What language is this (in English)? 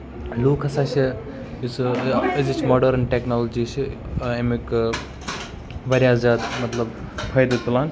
Kashmiri